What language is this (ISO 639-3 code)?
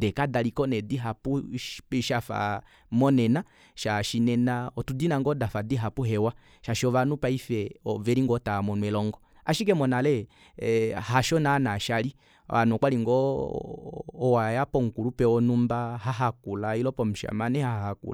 kua